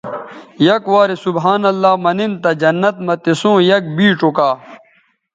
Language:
Bateri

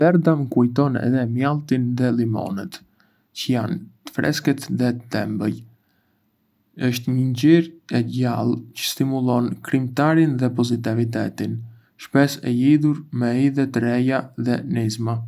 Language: Arbëreshë Albanian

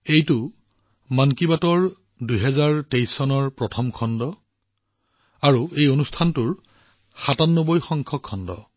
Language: Assamese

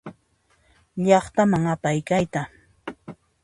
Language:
Puno Quechua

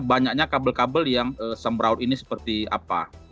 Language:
Indonesian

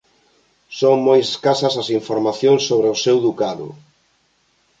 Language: Galician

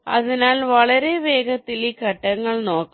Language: Malayalam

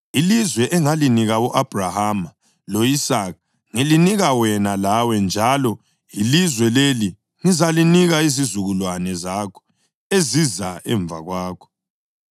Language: North Ndebele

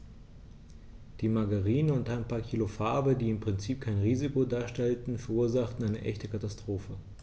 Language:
German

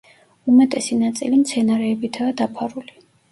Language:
Georgian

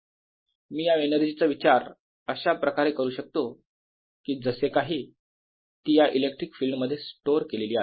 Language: Marathi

